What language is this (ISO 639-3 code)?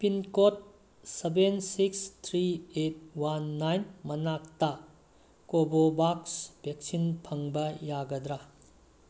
mni